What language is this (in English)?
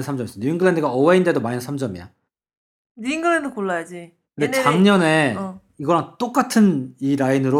Korean